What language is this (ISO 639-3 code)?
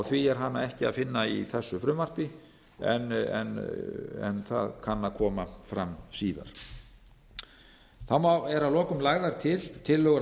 isl